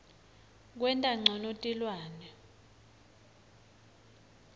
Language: Swati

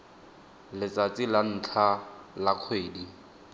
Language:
Tswana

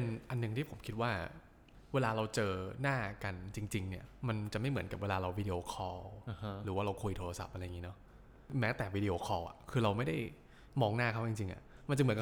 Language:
Thai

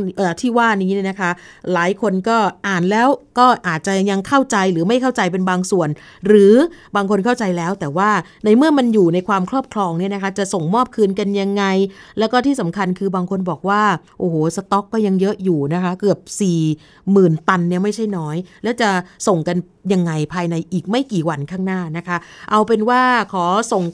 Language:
Thai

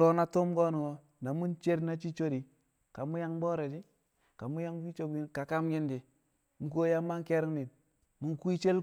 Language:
Kamo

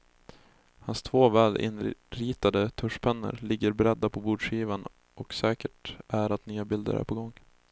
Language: Swedish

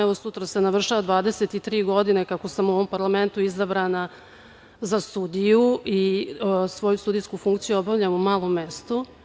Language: Serbian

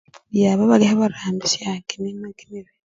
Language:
Luyia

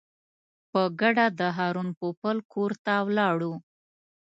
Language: Pashto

